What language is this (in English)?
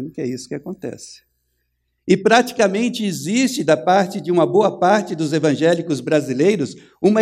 Portuguese